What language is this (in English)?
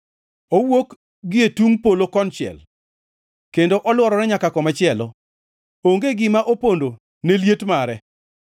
Luo (Kenya and Tanzania)